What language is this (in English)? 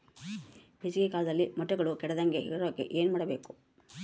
Kannada